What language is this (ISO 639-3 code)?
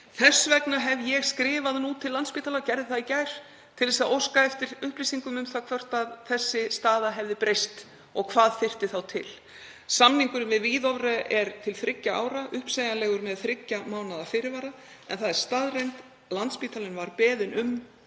isl